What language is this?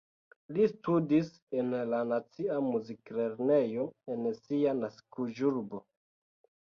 Esperanto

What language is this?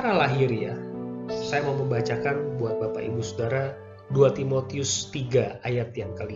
Indonesian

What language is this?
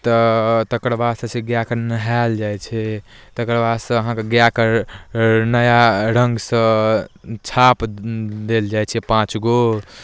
Maithili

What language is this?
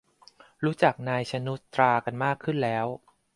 Thai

